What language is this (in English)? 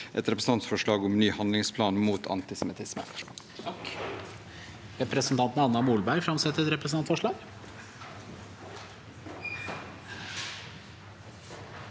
Norwegian